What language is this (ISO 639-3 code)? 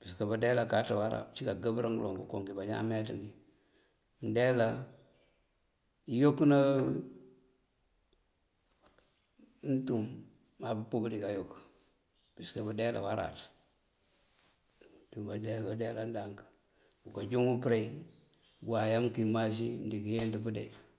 mfv